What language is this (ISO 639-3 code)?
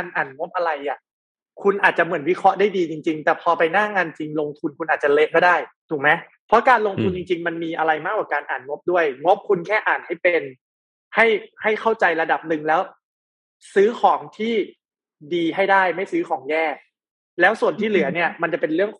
tha